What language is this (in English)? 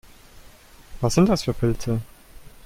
German